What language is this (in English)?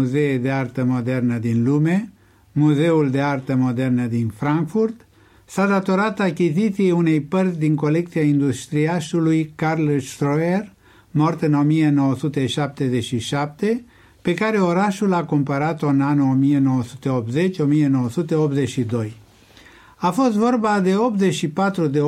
Romanian